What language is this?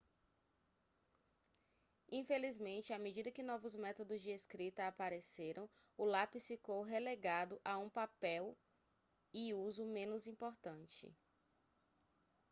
Portuguese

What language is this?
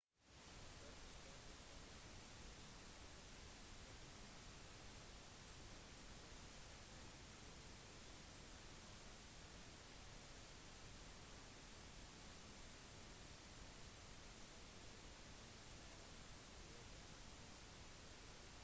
Norwegian Bokmål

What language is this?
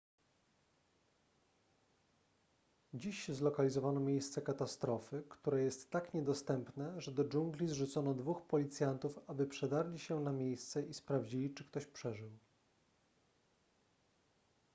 Polish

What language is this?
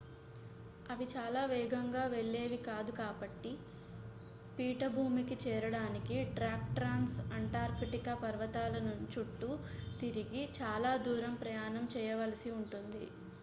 Telugu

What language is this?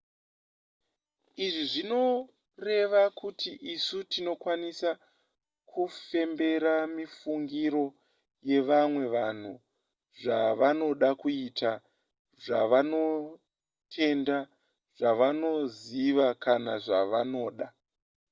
Shona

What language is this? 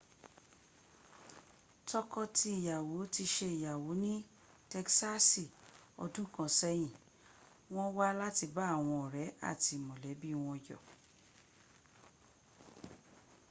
Yoruba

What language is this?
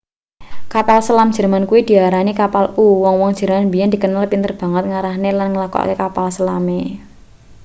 Javanese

